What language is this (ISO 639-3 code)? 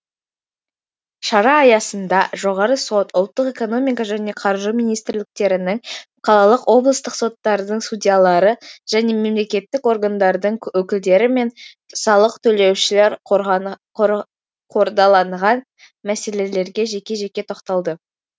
kaz